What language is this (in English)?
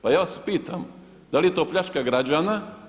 Croatian